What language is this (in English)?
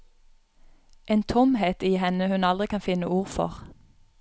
Norwegian